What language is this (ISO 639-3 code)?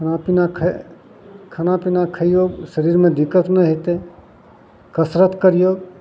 mai